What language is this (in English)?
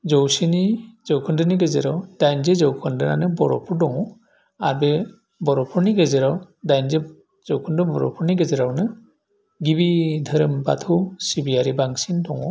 Bodo